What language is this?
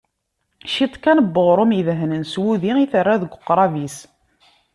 Kabyle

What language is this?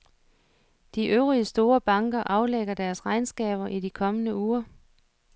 Danish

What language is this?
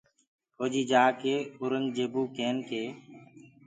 Gurgula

